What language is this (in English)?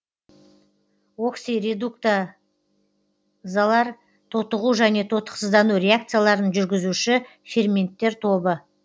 Kazakh